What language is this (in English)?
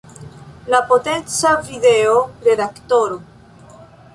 Esperanto